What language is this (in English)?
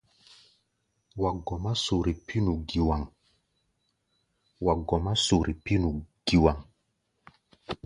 Gbaya